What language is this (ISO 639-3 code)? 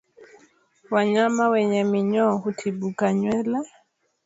swa